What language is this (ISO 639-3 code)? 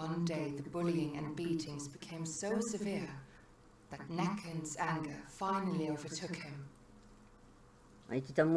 fra